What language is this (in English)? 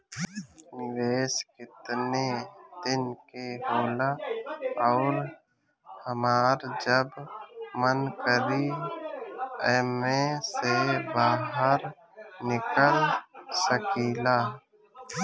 Bhojpuri